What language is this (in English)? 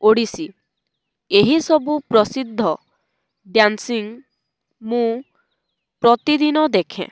Odia